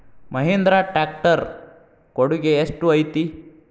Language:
Kannada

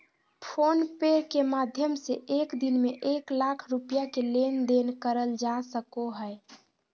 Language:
Magahi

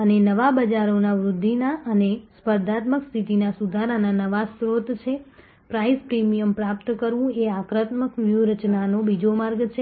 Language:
Gujarati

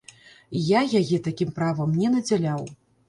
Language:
Belarusian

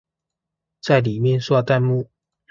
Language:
Chinese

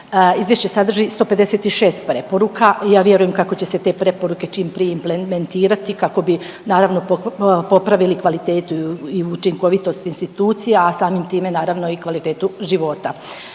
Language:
Croatian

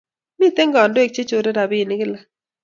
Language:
Kalenjin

